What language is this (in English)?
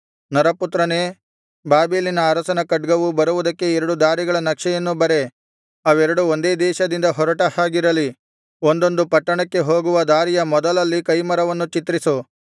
Kannada